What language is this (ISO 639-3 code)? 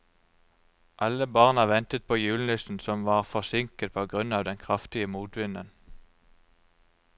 nor